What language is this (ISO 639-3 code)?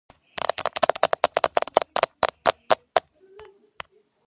kat